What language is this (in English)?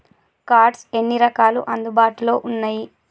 Telugu